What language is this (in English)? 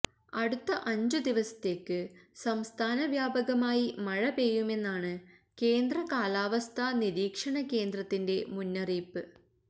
Malayalam